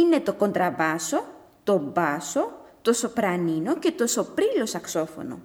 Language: Greek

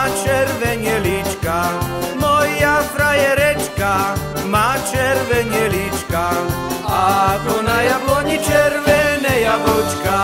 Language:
Polish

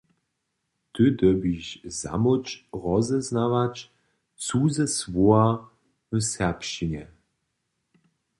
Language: Upper Sorbian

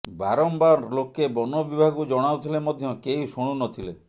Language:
Odia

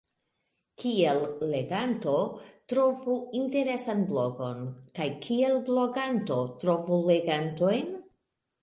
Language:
Esperanto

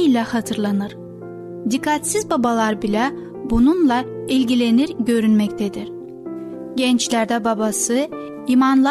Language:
Turkish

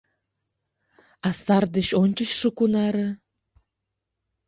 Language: Mari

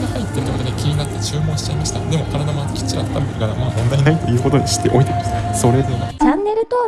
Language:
Japanese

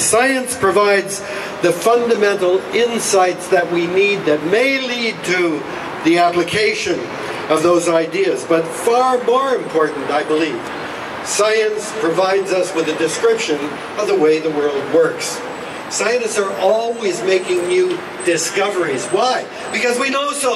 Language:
English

